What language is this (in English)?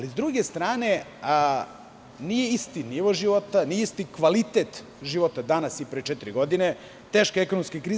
Serbian